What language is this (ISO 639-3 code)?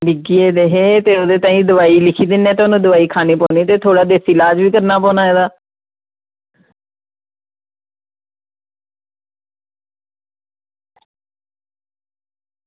doi